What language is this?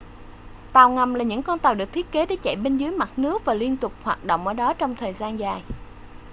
Vietnamese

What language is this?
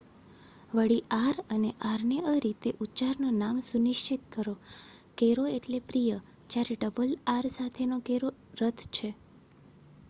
Gujarati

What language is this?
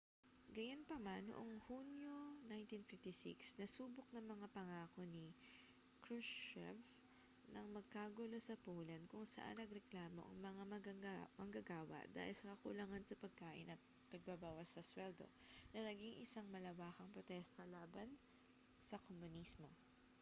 Filipino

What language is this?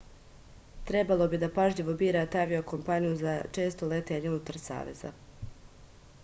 Serbian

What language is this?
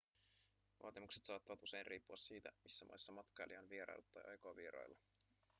Finnish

